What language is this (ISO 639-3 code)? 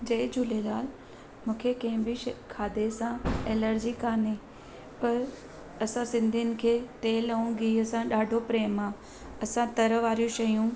snd